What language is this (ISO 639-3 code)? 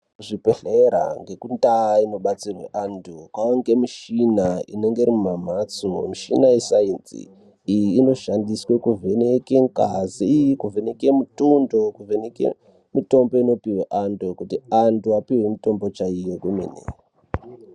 ndc